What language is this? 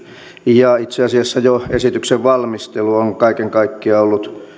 Finnish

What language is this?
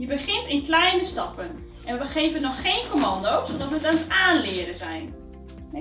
Dutch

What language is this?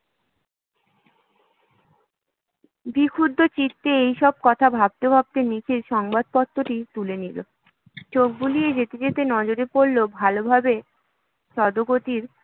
Bangla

